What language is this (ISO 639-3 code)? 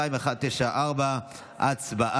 heb